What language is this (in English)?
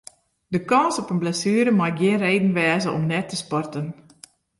Western Frisian